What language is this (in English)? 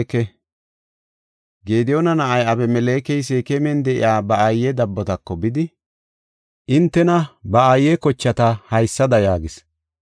Gofa